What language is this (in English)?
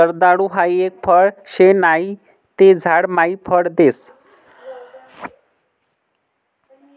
Marathi